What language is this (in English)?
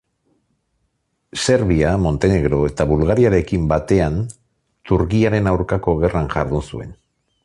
Basque